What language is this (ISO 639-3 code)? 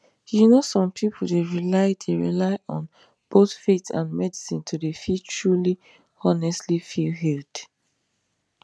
pcm